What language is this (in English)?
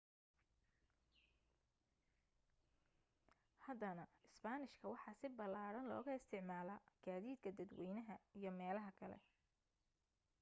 Somali